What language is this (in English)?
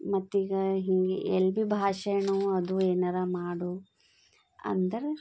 Kannada